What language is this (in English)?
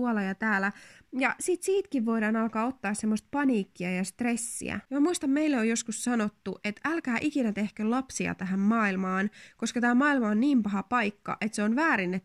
Finnish